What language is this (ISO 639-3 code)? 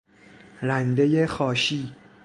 fas